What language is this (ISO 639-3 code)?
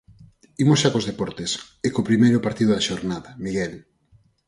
glg